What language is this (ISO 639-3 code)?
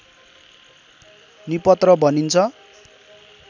nep